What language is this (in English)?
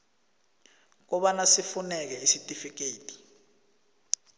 South Ndebele